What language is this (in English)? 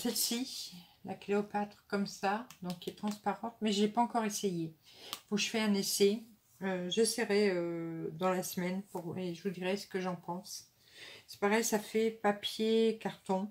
French